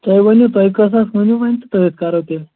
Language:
Kashmiri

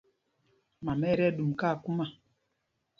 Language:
Mpumpong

